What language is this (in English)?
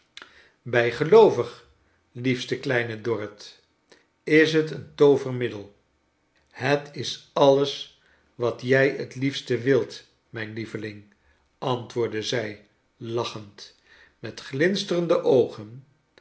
Dutch